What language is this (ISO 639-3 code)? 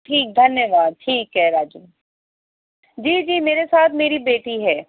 urd